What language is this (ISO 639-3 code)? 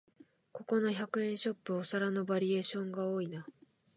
jpn